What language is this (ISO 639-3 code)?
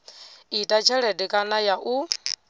ven